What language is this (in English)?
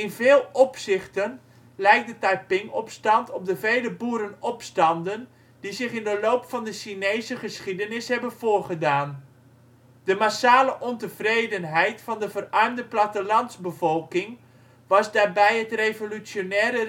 Dutch